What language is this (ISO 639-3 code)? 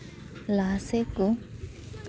sat